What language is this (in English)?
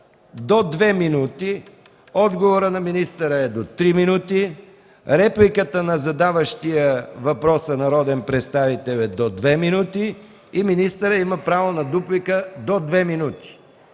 Bulgarian